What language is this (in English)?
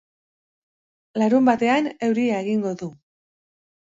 Basque